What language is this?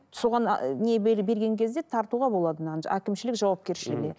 Kazakh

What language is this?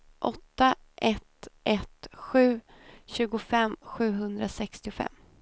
Swedish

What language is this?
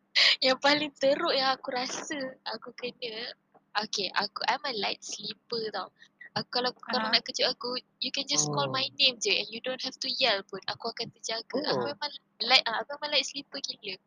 Malay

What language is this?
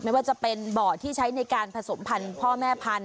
Thai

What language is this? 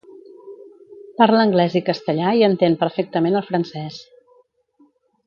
Catalan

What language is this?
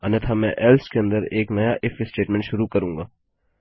Hindi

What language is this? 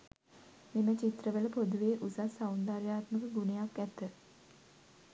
Sinhala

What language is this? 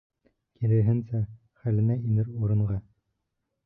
Bashkir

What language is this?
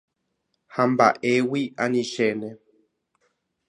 Guarani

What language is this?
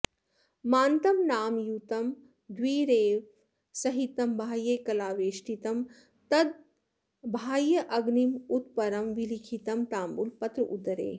Sanskrit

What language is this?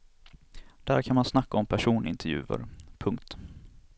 Swedish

